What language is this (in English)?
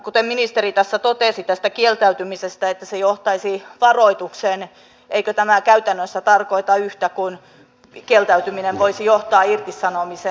Finnish